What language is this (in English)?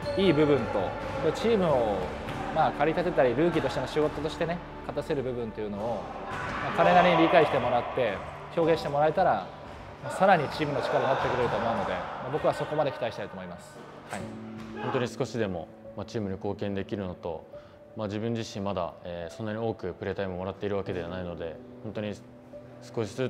Japanese